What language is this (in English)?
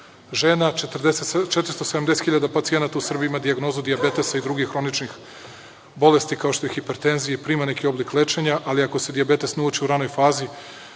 Serbian